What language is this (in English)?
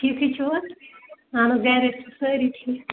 Kashmiri